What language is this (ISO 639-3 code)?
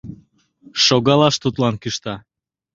chm